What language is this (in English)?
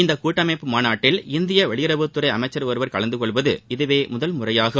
Tamil